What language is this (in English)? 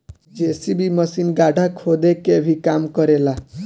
Bhojpuri